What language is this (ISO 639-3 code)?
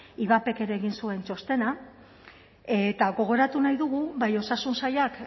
eus